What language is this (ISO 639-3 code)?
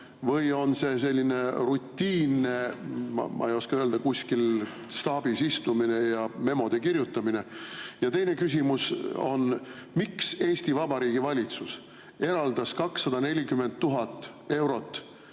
est